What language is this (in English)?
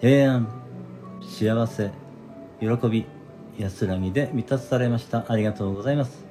Japanese